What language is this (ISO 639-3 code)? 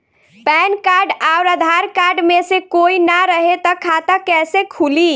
bho